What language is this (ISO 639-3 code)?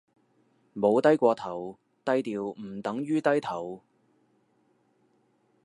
yue